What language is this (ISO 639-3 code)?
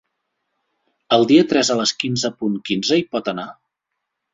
cat